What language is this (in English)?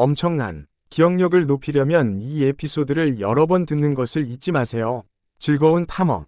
Korean